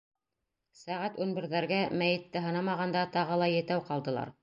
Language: Bashkir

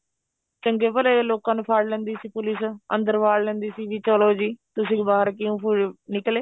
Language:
Punjabi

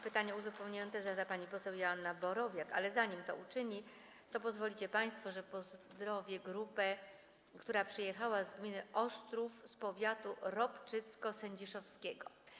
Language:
Polish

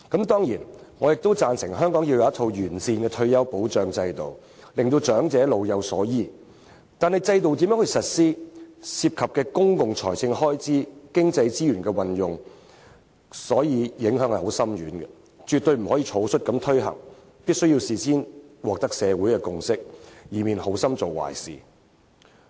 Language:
Cantonese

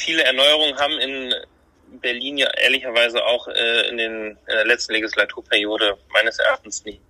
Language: German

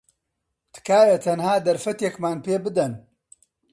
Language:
Central Kurdish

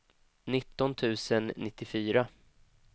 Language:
Swedish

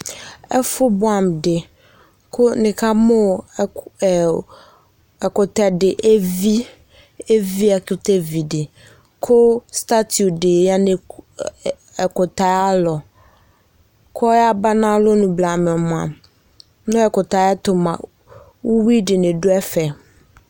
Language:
Ikposo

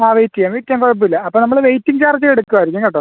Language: Malayalam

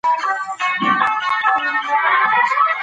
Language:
Pashto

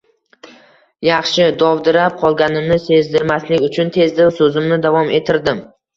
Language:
Uzbek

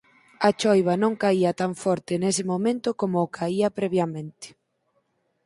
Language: Galician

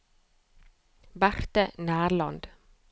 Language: Norwegian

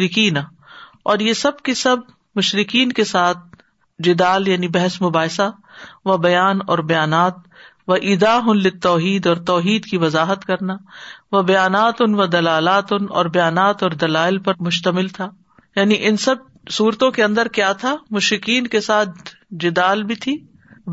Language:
Urdu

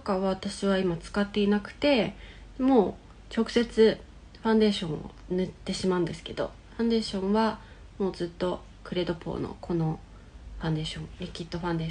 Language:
Japanese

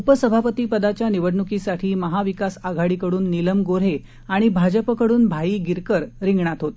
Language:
Marathi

